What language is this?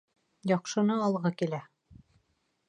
Bashkir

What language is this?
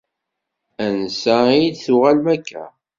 Kabyle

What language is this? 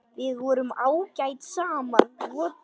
Icelandic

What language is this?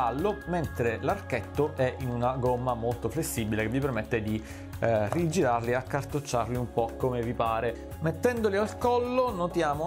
Italian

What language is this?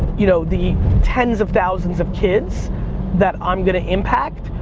English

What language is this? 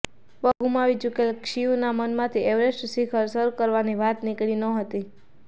Gujarati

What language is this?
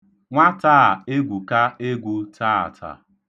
Igbo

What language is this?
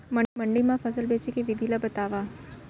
Chhattisgarhi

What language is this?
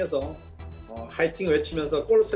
Indonesian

